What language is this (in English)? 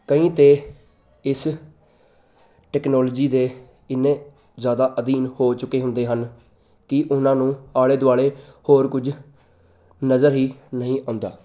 Punjabi